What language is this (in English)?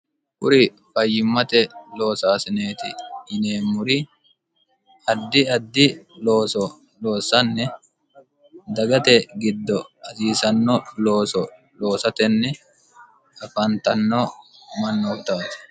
Sidamo